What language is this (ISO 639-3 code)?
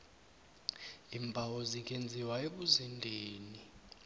nbl